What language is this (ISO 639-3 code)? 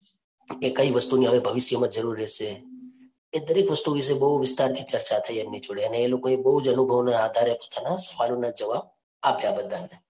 guj